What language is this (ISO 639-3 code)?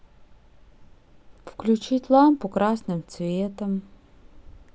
rus